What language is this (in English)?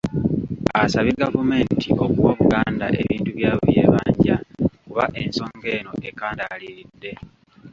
Ganda